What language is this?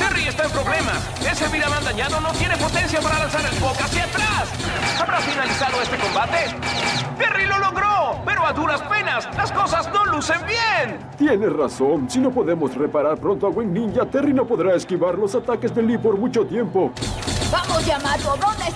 Spanish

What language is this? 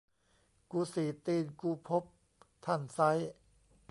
Thai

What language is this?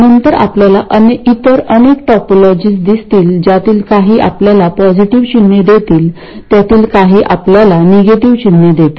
Marathi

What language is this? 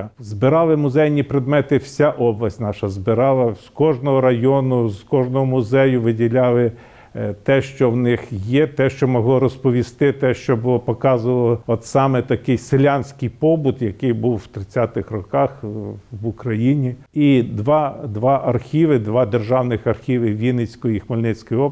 Ukrainian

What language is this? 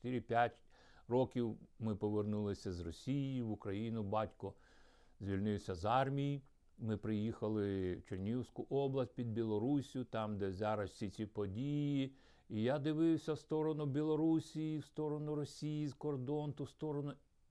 Ukrainian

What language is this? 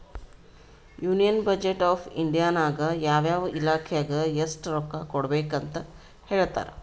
Kannada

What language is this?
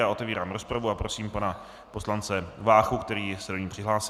Czech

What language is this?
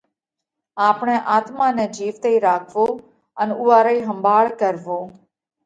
Parkari Koli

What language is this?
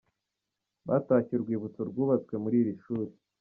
Kinyarwanda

